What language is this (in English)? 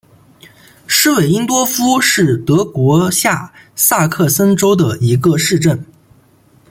Chinese